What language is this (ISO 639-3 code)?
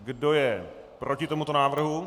ces